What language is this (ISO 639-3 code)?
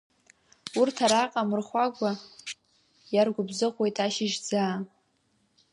abk